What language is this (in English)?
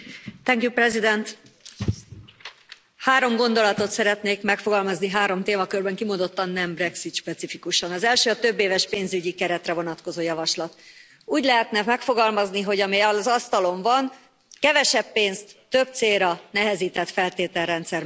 Hungarian